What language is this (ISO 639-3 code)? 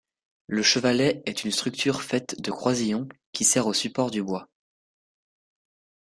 fra